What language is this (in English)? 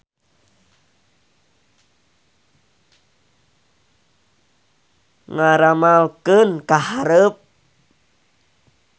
Sundanese